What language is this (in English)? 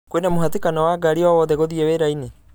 Kikuyu